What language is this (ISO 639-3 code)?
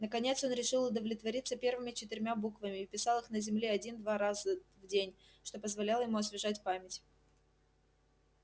rus